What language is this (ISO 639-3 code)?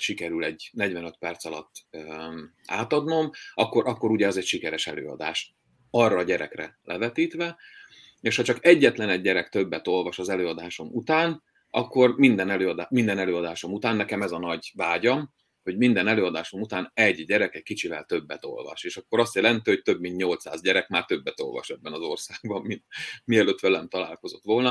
hun